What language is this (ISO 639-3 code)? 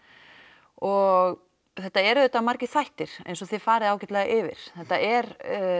isl